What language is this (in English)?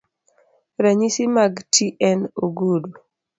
Luo (Kenya and Tanzania)